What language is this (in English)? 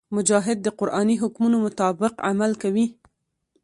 Pashto